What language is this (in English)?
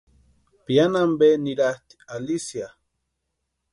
Western Highland Purepecha